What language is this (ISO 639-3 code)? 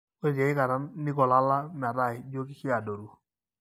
mas